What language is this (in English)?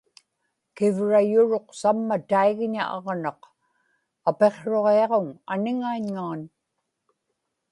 Inupiaq